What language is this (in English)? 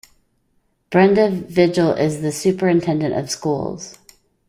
English